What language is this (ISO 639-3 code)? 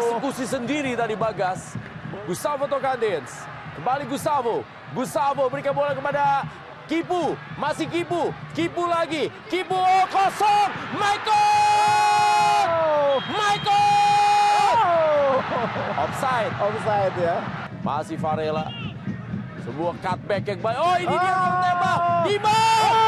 ind